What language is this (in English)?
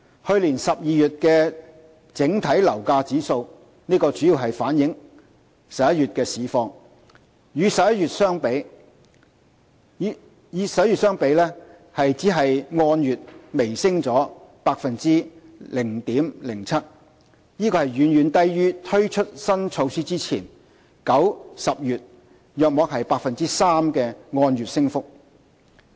Cantonese